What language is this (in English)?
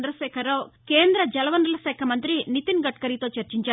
Telugu